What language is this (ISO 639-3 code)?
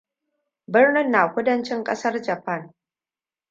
hau